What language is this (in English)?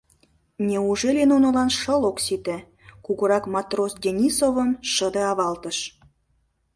Mari